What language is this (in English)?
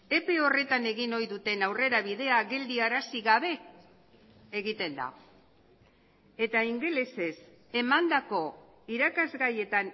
Basque